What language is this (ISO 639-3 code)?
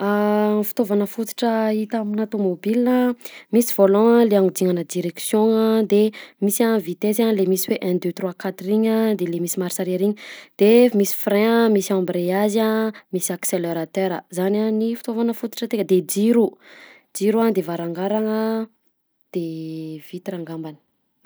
bzc